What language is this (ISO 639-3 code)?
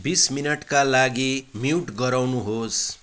nep